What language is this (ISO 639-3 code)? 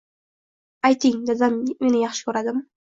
uzb